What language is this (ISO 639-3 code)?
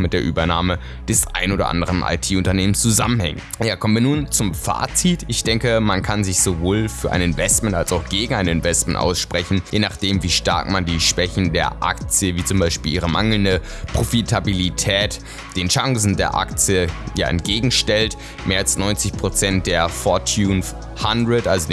deu